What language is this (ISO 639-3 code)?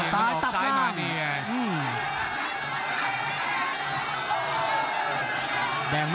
tha